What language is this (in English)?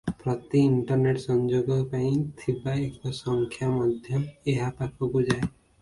Odia